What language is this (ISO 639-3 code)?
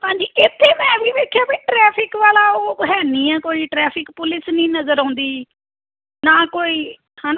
pan